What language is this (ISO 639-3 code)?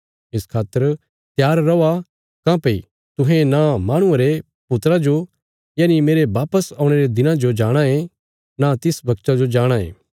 kfs